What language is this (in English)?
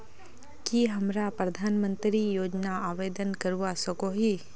Magahi